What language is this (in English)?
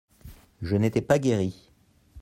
French